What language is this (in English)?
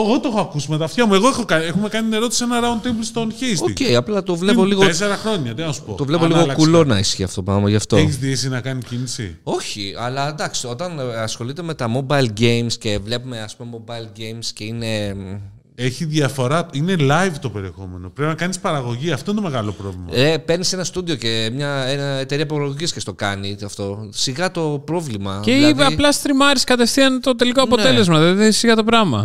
Greek